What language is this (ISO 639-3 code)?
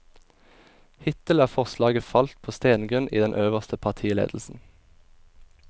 nor